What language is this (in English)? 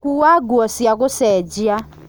Kikuyu